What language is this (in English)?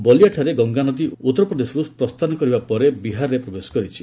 Odia